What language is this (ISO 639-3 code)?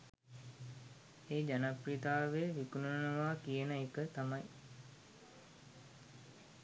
sin